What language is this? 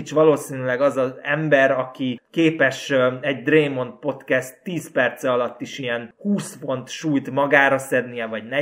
Hungarian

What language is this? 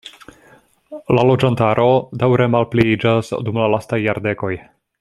Esperanto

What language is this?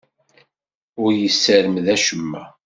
Kabyle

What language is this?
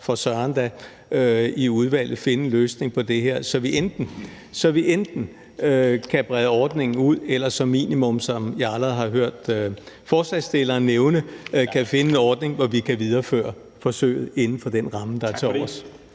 Danish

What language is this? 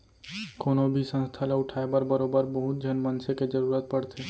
Chhattisgarhi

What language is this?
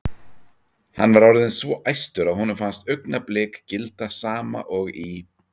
Icelandic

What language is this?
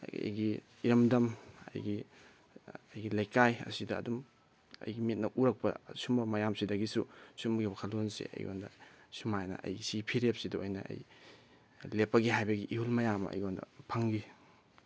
Manipuri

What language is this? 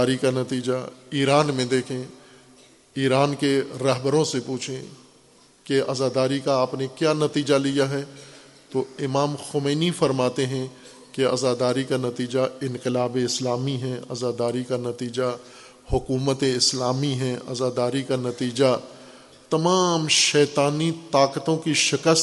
Urdu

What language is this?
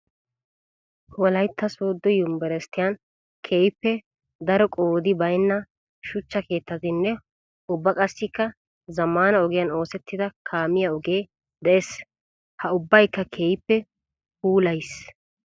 Wolaytta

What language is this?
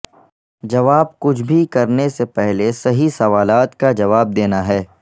Urdu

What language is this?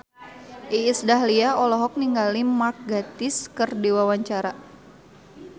Sundanese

